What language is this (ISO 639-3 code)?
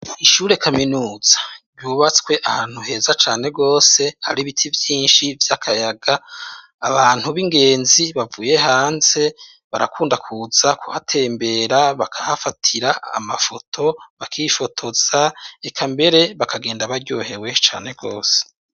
run